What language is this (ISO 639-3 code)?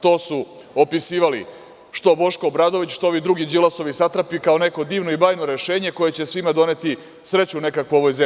srp